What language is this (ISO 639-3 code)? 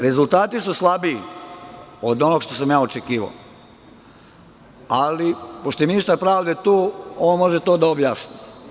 srp